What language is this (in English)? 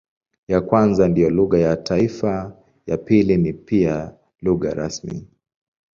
Swahili